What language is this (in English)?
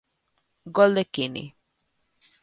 Galician